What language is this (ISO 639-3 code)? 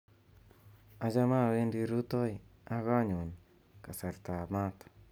kln